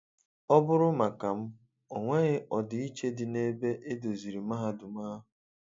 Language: Igbo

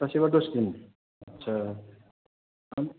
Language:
Bodo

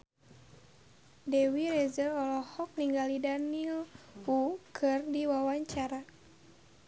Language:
Sundanese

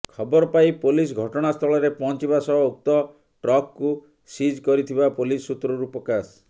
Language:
Odia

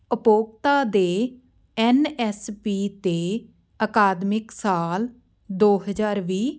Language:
Punjabi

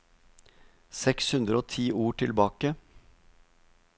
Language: Norwegian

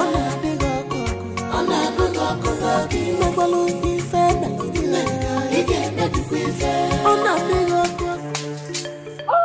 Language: English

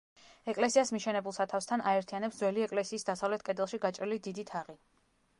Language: Georgian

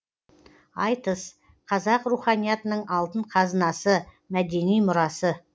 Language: Kazakh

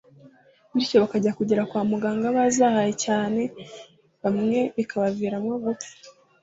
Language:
Kinyarwanda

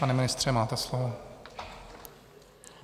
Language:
Czech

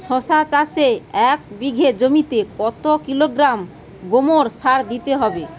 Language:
Bangla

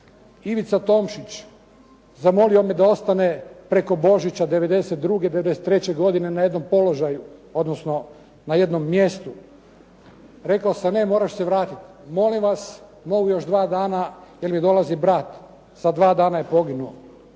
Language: Croatian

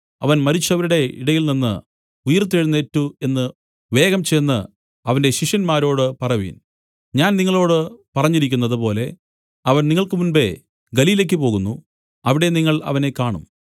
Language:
Malayalam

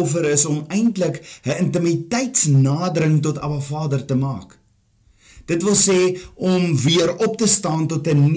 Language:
Dutch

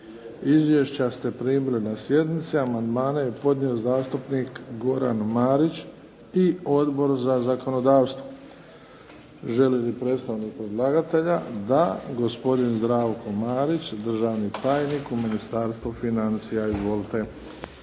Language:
Croatian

